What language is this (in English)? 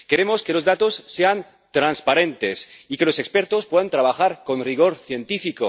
Spanish